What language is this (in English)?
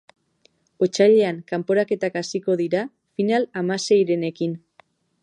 Basque